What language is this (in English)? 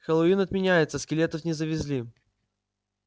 Russian